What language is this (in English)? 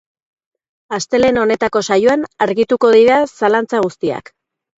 Basque